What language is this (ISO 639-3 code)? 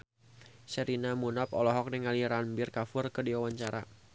sun